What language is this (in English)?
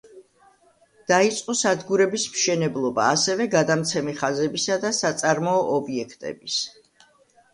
Georgian